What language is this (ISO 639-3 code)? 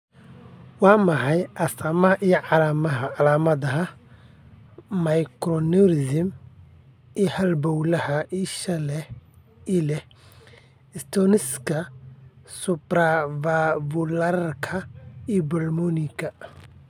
som